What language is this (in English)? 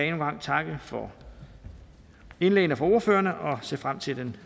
Danish